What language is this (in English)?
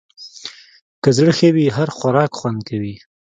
Pashto